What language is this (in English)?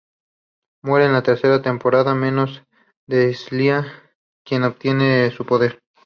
Spanish